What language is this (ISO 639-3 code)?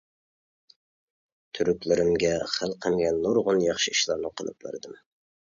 uig